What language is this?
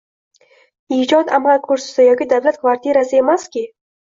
Uzbek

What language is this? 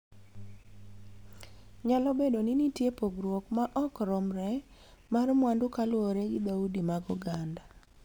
Luo (Kenya and Tanzania)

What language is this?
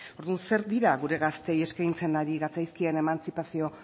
Basque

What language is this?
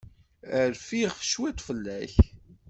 Kabyle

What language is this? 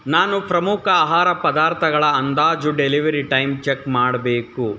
Kannada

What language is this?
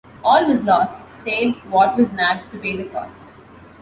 English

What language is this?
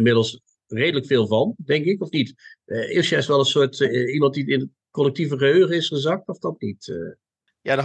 Dutch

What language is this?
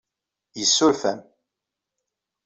Kabyle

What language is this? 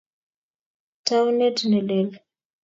Kalenjin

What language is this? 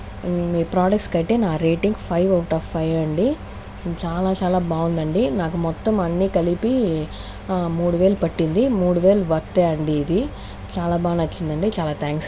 Telugu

